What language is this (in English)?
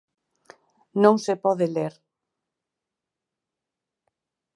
Galician